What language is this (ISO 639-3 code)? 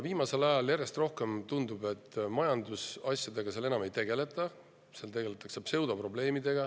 est